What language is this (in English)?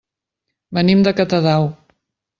Catalan